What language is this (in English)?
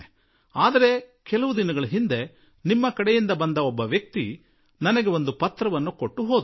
Kannada